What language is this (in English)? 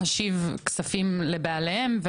Hebrew